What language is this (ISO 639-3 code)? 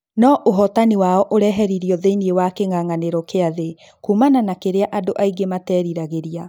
kik